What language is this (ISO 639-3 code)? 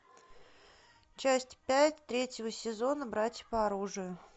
rus